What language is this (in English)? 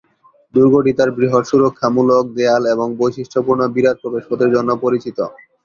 Bangla